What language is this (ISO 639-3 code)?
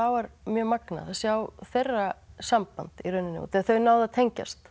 isl